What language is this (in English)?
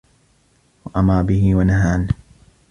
Arabic